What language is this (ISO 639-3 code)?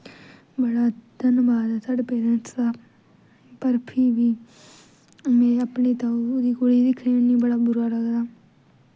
doi